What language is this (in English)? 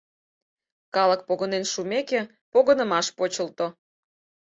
Mari